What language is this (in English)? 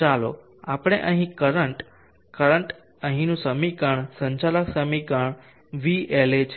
Gujarati